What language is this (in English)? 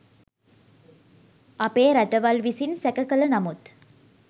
Sinhala